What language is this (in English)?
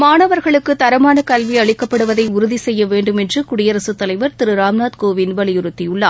Tamil